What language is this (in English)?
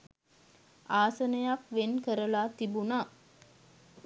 Sinhala